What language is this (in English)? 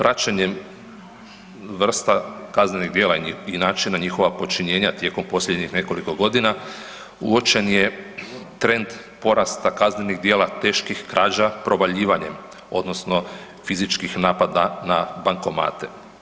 Croatian